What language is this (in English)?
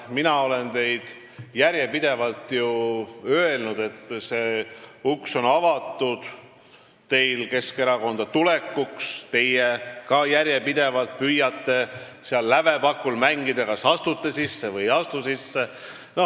Estonian